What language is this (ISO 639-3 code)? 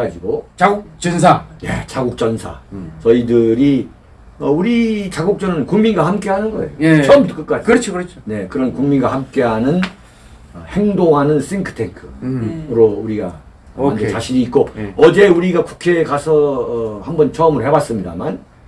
kor